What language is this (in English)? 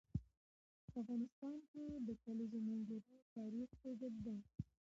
Pashto